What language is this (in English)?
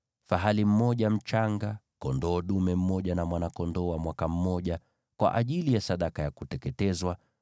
Swahili